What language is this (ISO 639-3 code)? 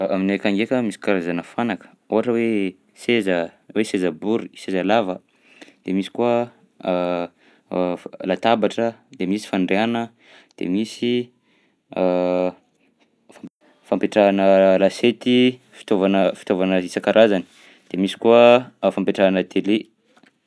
bzc